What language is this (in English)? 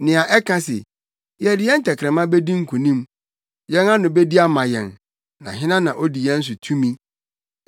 Akan